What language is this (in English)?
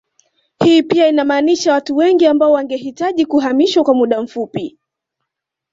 Swahili